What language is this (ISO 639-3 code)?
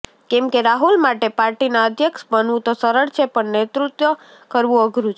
guj